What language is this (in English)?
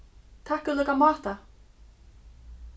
Faroese